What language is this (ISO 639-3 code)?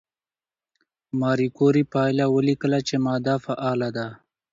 pus